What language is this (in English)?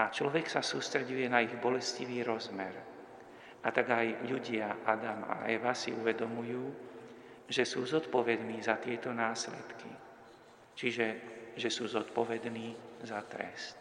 Slovak